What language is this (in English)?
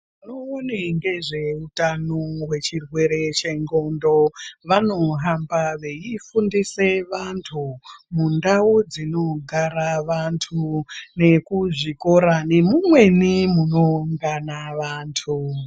Ndau